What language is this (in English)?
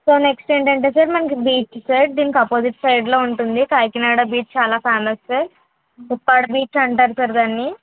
Telugu